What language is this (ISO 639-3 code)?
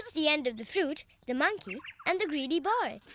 eng